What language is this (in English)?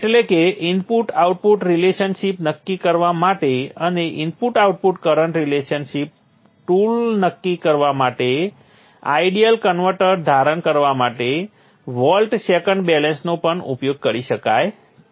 Gujarati